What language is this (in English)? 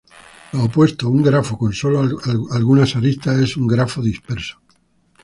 Spanish